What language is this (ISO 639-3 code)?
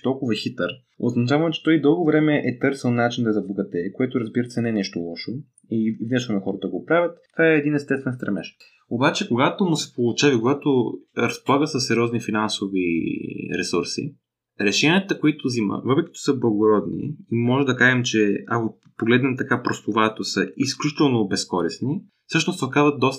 bul